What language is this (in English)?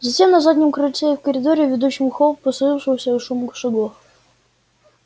Russian